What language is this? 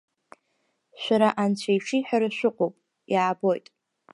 Abkhazian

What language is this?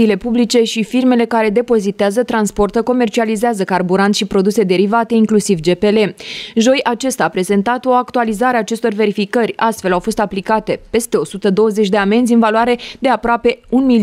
Romanian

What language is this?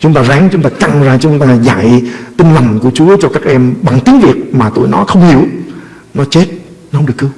Vietnamese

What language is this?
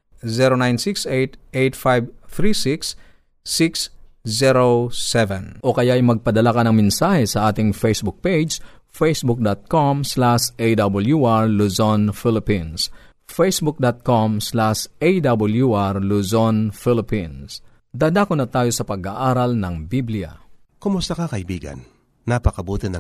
Filipino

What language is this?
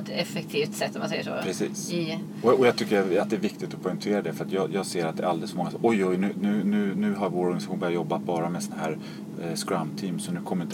Swedish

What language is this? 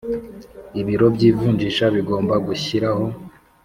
Kinyarwanda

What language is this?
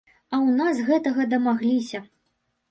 Belarusian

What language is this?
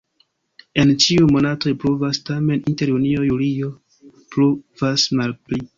Esperanto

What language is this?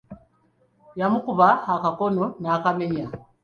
Ganda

